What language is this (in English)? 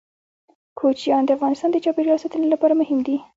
Pashto